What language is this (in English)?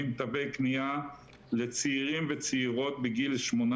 Hebrew